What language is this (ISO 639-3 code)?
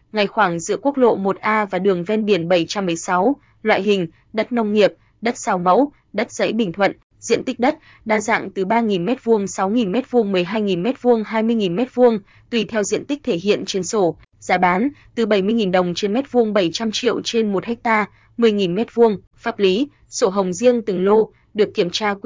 vie